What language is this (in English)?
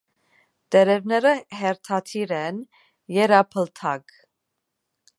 Armenian